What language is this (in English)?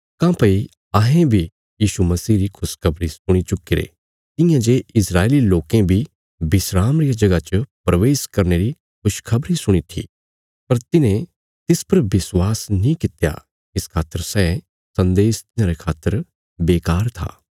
Bilaspuri